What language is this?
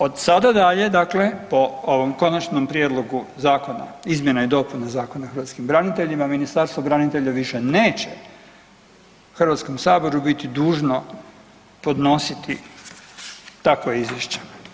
Croatian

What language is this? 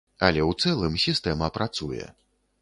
Belarusian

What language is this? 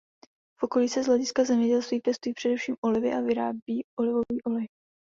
Czech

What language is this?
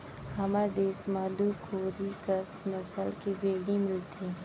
Chhattisgarhi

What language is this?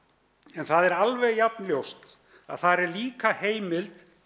Icelandic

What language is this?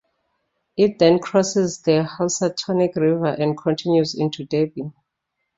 English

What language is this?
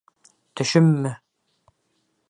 Bashkir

